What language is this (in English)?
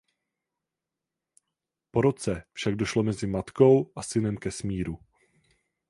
Czech